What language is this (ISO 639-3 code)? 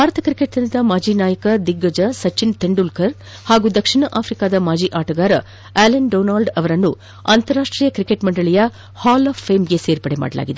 kan